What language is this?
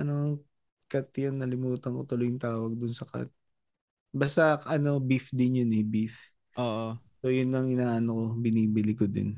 Filipino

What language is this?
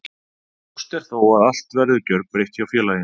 Icelandic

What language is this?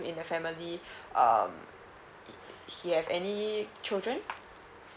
English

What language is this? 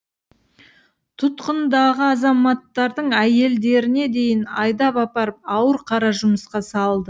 Kazakh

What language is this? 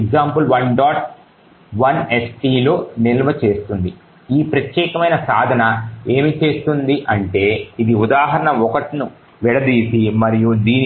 Telugu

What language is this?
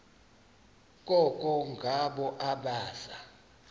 Xhosa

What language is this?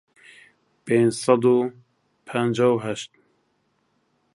Central Kurdish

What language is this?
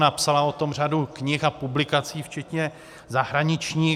Czech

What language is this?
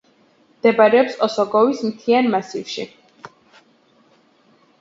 Georgian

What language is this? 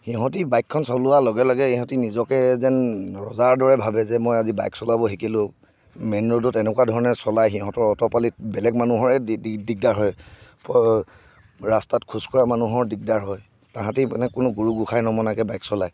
Assamese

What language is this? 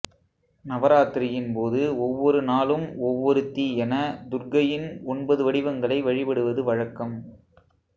Tamil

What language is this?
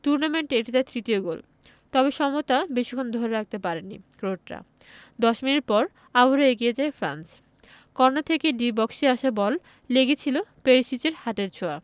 Bangla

